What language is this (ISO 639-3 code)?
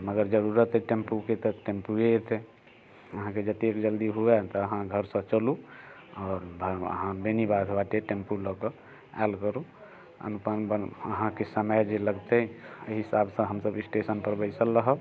mai